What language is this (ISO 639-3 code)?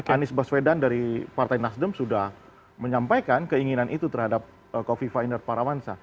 ind